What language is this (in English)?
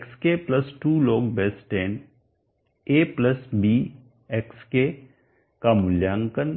Hindi